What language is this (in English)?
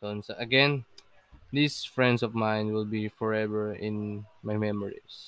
Filipino